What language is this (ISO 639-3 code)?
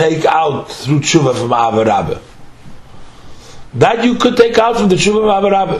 eng